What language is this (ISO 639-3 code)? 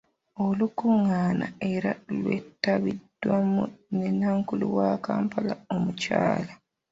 lug